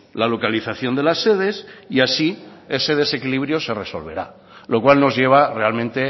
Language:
Spanish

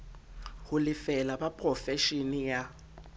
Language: Southern Sotho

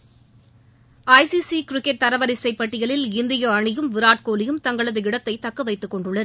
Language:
Tamil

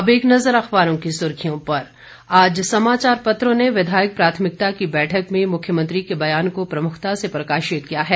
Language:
Hindi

